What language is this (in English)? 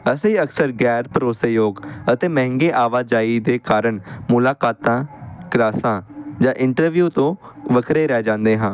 Punjabi